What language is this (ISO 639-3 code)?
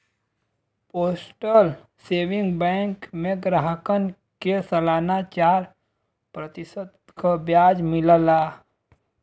bho